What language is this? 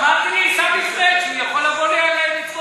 Hebrew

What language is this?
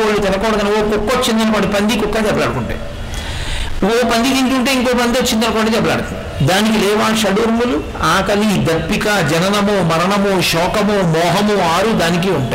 Telugu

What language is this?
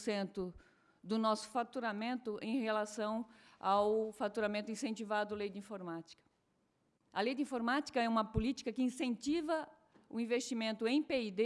Portuguese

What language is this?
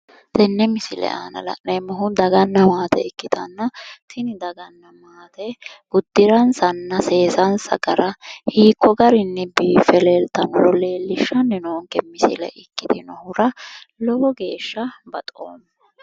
Sidamo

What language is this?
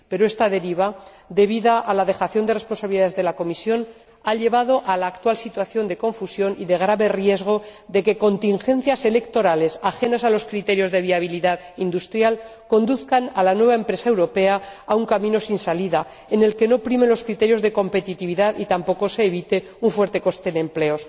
Spanish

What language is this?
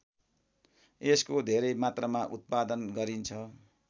Nepali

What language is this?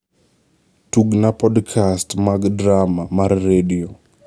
Luo (Kenya and Tanzania)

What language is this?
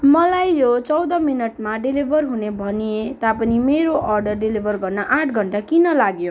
Nepali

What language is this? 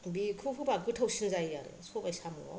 Bodo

